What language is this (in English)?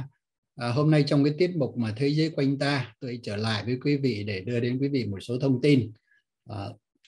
Vietnamese